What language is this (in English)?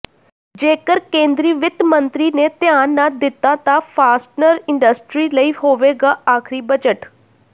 Punjabi